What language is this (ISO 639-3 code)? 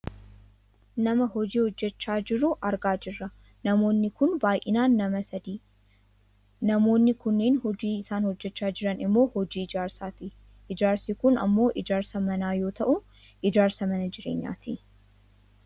orm